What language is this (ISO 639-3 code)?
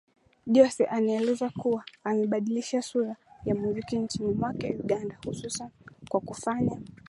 swa